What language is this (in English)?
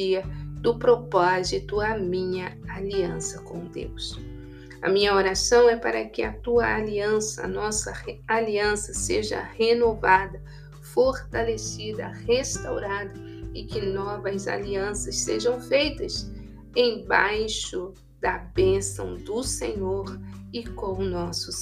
Portuguese